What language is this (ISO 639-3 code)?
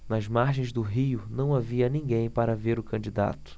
por